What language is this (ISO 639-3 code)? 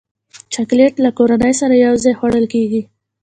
pus